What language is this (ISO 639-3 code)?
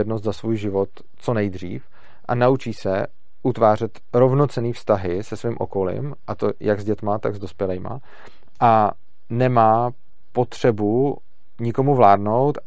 ces